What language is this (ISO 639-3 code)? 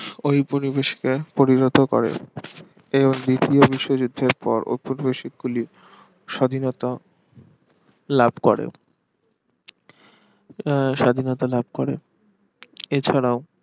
ben